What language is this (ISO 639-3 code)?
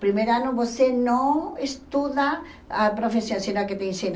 por